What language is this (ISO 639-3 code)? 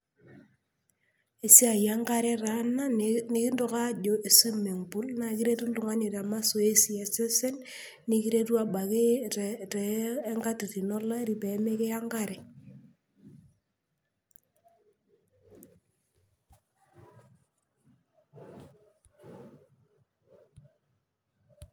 mas